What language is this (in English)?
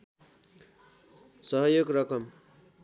Nepali